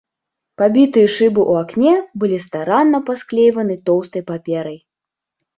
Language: Belarusian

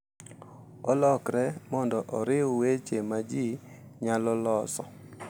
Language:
Luo (Kenya and Tanzania)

